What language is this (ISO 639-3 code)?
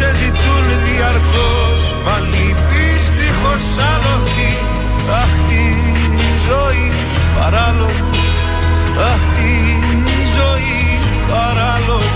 ell